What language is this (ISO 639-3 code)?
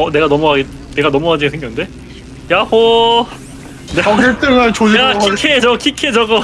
kor